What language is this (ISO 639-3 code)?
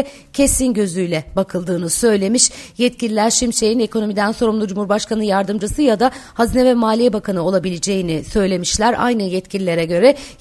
tur